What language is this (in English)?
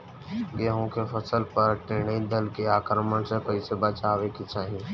Bhojpuri